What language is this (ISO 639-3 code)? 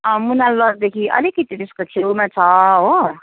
nep